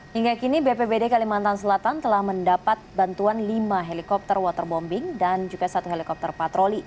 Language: Indonesian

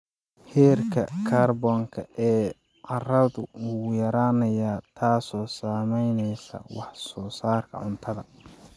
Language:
Somali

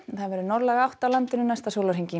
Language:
Icelandic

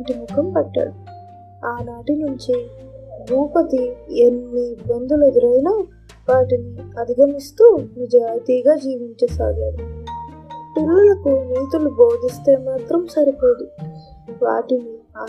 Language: Telugu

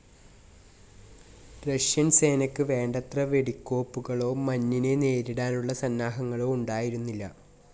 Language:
Malayalam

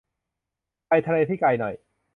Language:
Thai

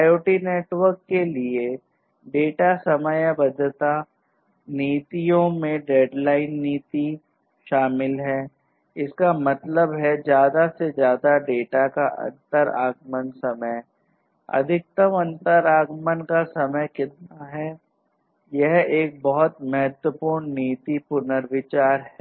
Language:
Hindi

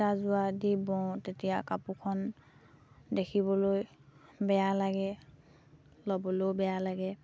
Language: Assamese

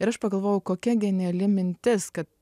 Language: Lithuanian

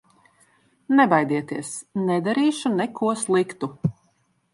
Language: Latvian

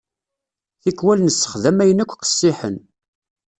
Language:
Kabyle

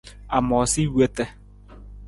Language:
Nawdm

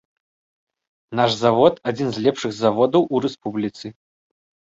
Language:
Belarusian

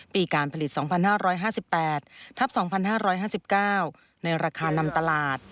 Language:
Thai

